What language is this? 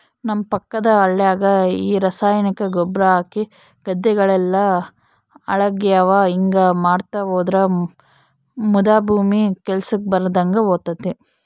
Kannada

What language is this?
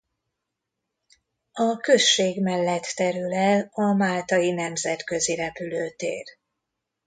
Hungarian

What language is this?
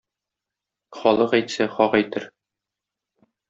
Tatar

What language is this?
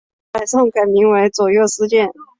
Chinese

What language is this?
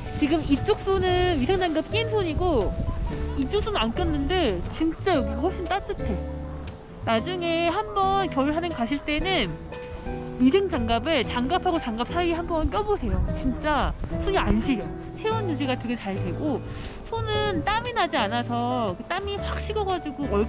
Korean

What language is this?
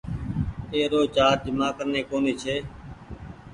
Goaria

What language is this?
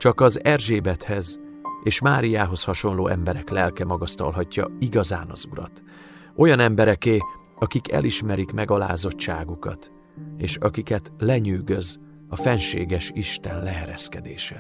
Hungarian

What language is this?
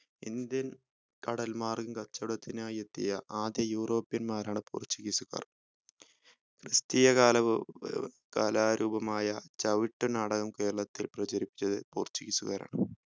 Malayalam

